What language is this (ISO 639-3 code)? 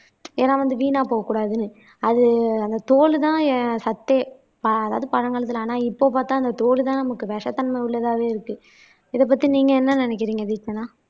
tam